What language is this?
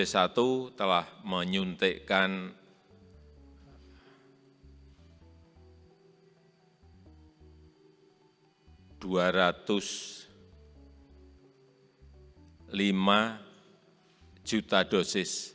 Indonesian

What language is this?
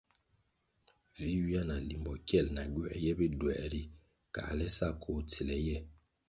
Kwasio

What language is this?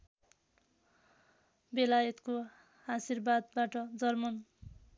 Nepali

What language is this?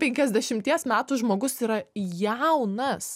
Lithuanian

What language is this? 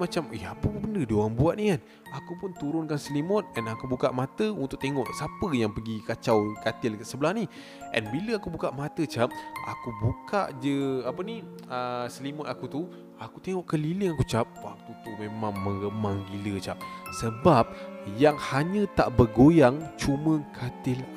Malay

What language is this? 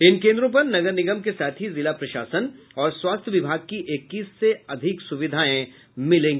Hindi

